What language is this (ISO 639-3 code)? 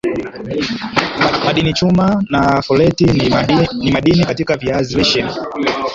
swa